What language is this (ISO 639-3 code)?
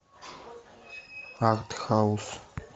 rus